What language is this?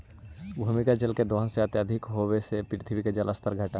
Magahi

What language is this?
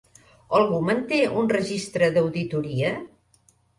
Catalan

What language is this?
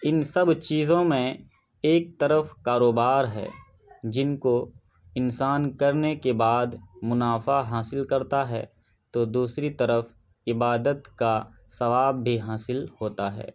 Urdu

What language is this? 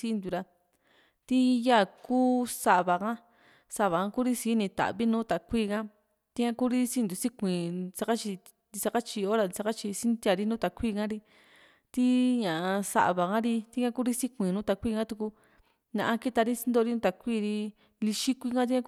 Juxtlahuaca Mixtec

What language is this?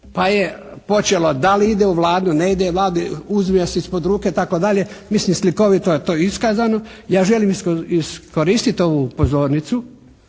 Croatian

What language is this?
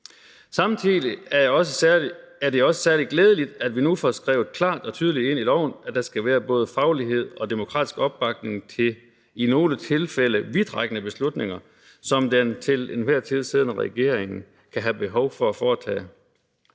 Danish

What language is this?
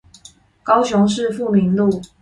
Chinese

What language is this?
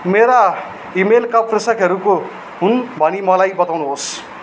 Nepali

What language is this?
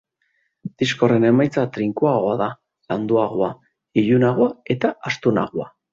Basque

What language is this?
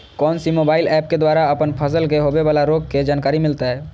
Magahi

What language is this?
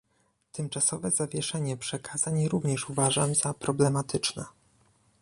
Polish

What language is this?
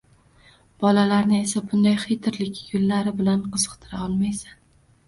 Uzbek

